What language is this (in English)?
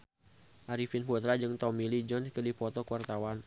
Sundanese